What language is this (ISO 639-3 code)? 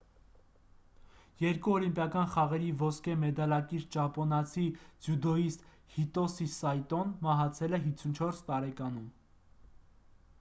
hye